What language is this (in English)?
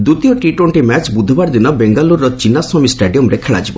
Odia